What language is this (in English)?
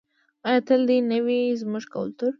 Pashto